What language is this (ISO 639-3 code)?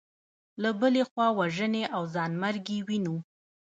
pus